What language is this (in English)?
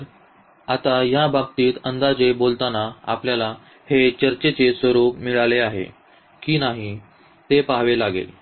Marathi